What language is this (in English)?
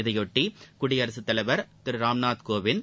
Tamil